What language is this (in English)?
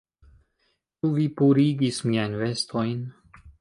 Esperanto